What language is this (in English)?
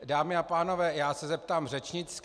Czech